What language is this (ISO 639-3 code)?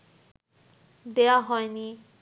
ben